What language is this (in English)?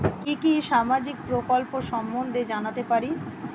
Bangla